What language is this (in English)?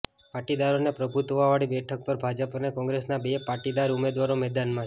Gujarati